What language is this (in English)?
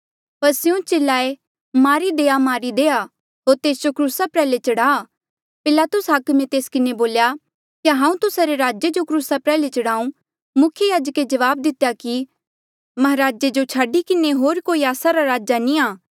Mandeali